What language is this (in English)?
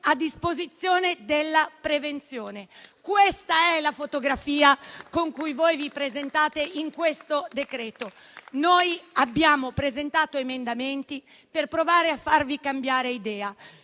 Italian